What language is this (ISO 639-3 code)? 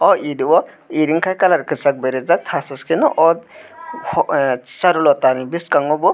trp